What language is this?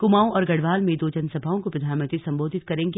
Hindi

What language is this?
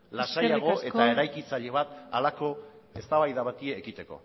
Basque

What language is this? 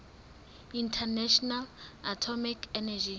Southern Sotho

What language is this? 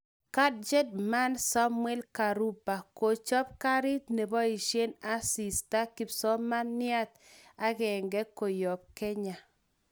Kalenjin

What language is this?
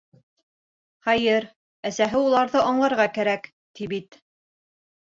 Bashkir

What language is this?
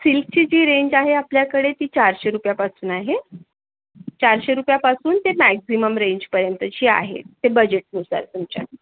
Marathi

